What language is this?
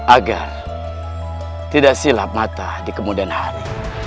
Indonesian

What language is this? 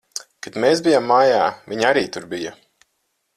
Latvian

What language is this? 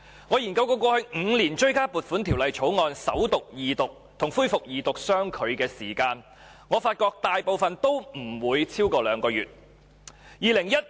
Cantonese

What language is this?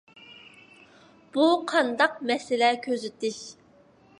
Uyghur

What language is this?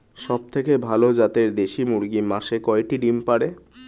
Bangla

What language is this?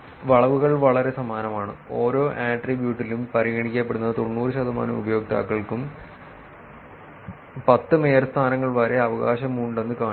Malayalam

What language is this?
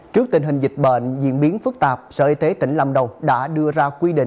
Vietnamese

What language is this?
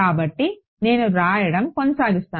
Telugu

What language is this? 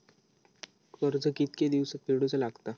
Marathi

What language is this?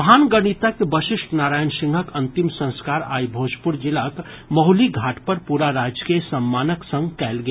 Maithili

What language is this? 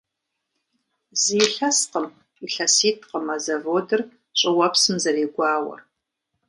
Kabardian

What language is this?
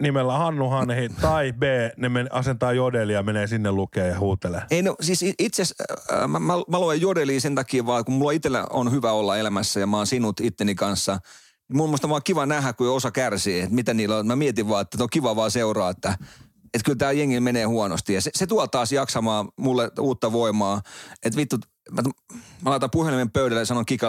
Finnish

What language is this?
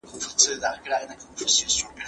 Pashto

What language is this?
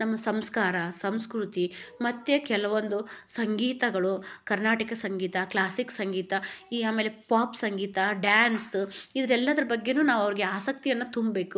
Kannada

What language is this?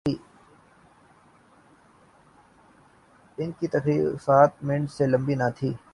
Urdu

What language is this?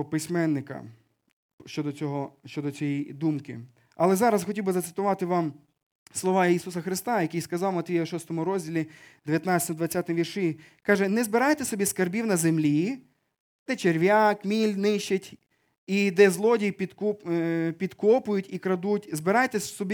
Ukrainian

